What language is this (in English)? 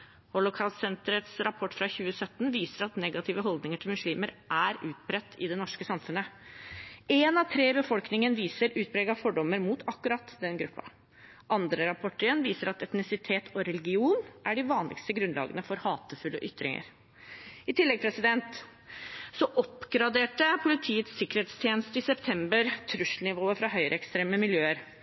Norwegian Bokmål